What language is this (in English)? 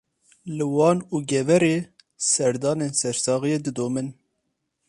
Kurdish